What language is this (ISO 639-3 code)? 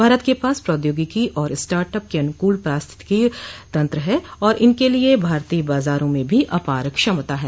hin